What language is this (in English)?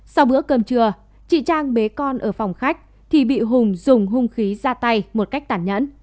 Vietnamese